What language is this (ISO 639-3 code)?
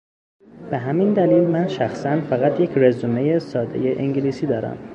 fas